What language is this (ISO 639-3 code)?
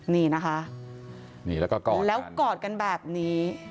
tha